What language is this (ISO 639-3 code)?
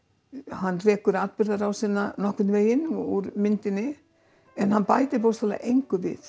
isl